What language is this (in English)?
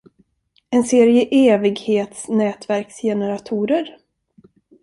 Swedish